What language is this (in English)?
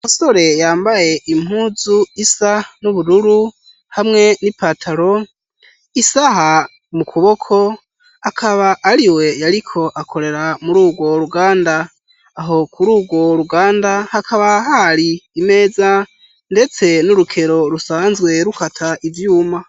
Rundi